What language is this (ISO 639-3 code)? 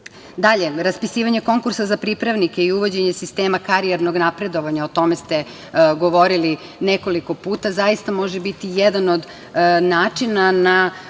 srp